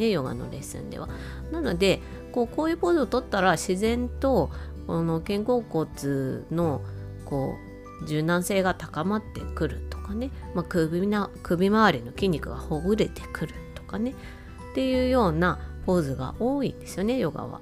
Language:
Japanese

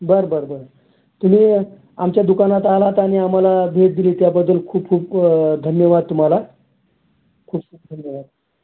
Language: Marathi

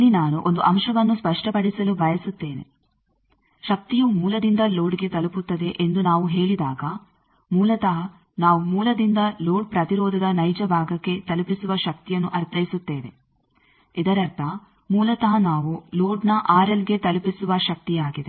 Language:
Kannada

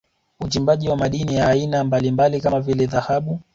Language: Swahili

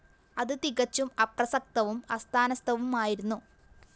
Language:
Malayalam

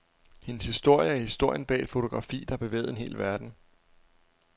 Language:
Danish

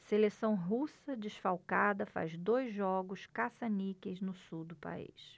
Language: Portuguese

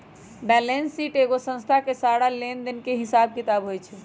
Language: Magahi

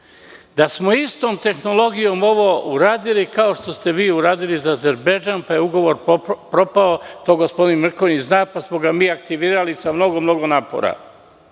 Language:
Serbian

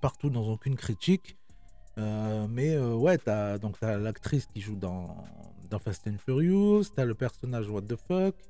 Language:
French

